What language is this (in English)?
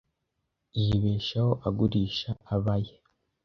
Kinyarwanda